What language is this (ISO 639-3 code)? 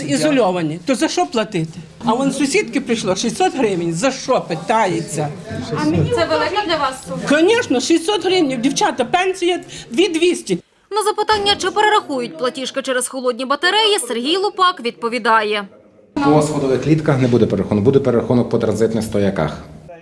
ukr